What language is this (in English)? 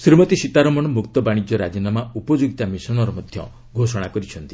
Odia